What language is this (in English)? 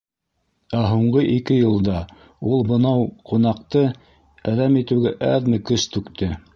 Bashkir